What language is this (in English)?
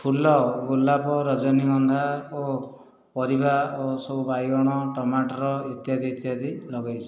Odia